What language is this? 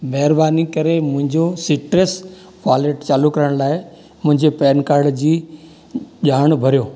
Sindhi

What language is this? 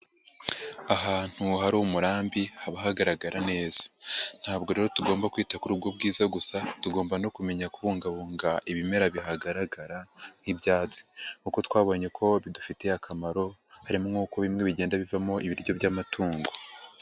Kinyarwanda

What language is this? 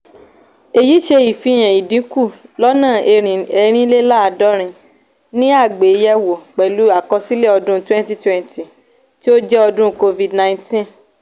Yoruba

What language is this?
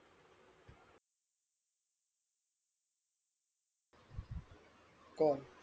Marathi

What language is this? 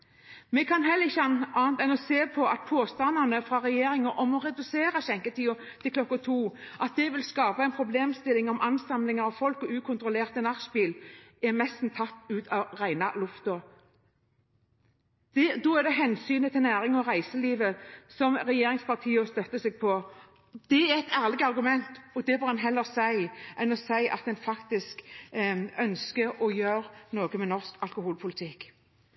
Norwegian Bokmål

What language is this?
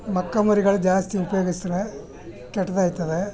Kannada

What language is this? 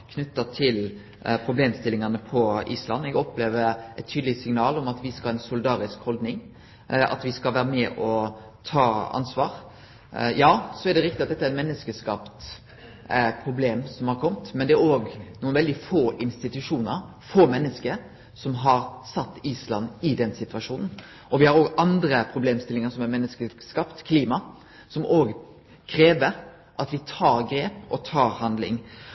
Norwegian Nynorsk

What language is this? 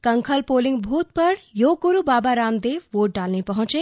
Hindi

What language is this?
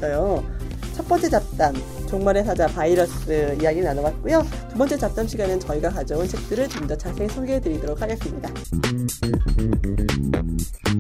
Korean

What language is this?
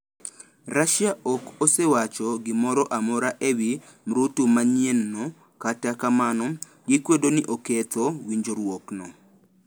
Luo (Kenya and Tanzania)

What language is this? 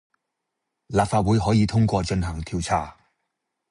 Cantonese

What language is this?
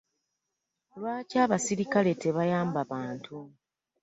Ganda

